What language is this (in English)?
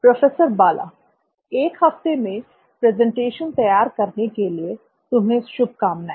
Hindi